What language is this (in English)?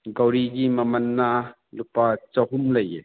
Manipuri